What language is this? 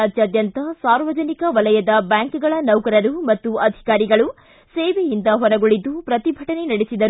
Kannada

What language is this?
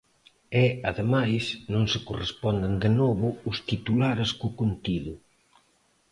Galician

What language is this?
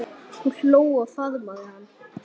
Icelandic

